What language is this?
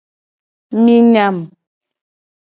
Gen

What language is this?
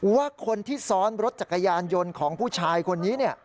Thai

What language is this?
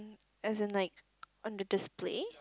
English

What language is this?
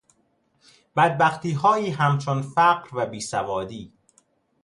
Persian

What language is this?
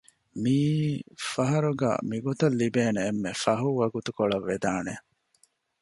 Divehi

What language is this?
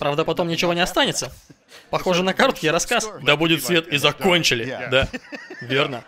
Russian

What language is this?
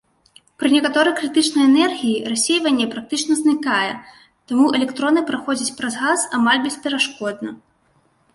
Belarusian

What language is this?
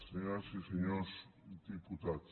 Catalan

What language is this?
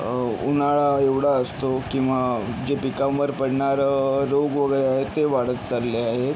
Marathi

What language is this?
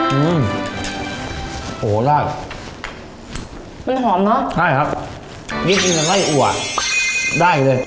Thai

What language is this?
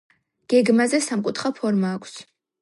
Georgian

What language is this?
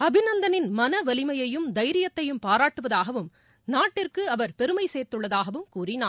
Tamil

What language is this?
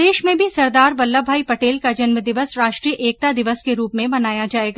Hindi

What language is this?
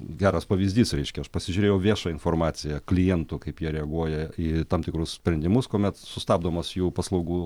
Lithuanian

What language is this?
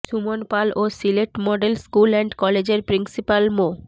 Bangla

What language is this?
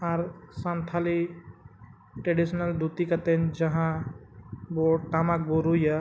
Santali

